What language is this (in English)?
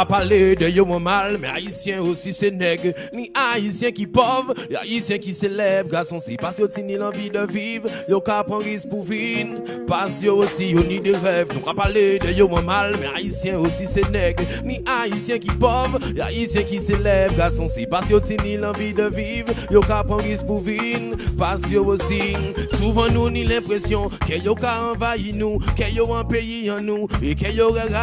French